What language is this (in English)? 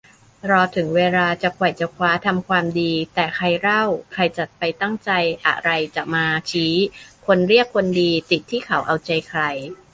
Thai